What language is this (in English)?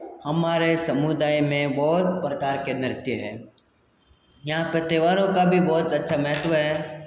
Hindi